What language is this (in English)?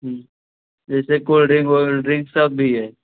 Hindi